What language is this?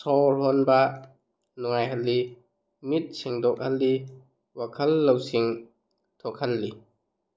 Manipuri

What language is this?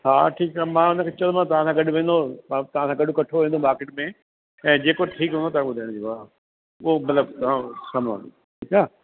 Sindhi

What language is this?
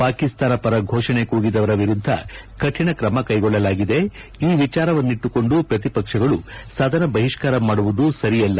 Kannada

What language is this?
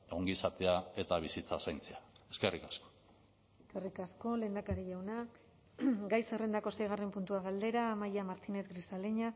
Basque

